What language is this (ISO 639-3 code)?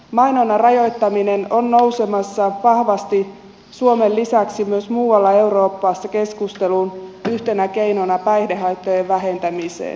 fin